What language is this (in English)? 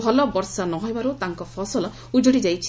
Odia